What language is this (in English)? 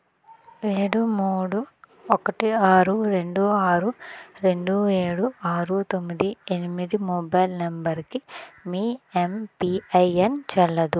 Telugu